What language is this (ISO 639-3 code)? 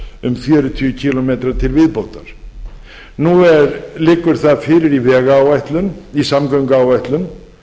isl